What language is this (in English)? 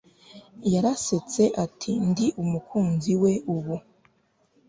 Kinyarwanda